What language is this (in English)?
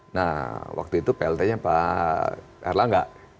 Indonesian